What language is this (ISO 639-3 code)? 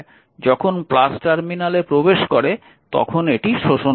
ben